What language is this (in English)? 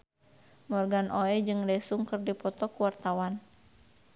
Sundanese